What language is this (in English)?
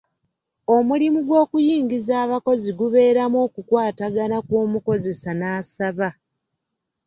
Ganda